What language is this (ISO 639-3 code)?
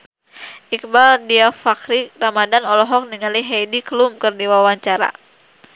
sun